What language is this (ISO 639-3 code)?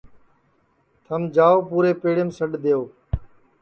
ssi